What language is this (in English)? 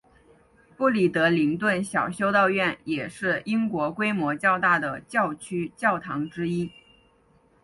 Chinese